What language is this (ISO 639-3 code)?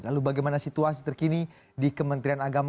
ind